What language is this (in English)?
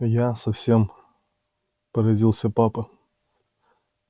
Russian